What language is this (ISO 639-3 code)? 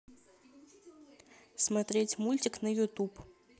rus